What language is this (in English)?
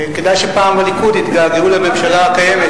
Hebrew